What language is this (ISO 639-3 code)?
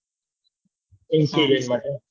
guj